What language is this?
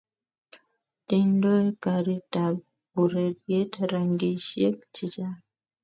Kalenjin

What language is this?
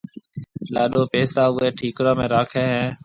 Marwari (Pakistan)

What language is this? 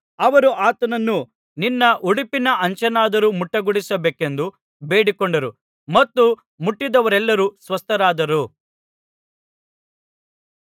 Kannada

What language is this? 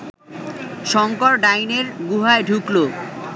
Bangla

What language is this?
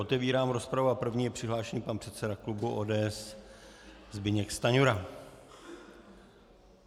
Czech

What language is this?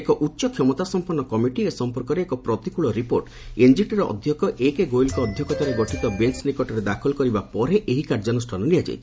Odia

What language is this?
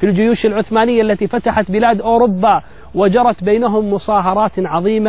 Arabic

